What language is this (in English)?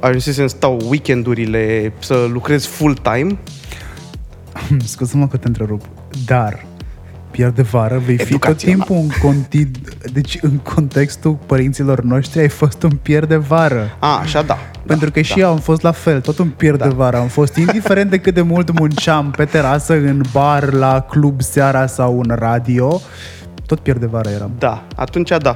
Romanian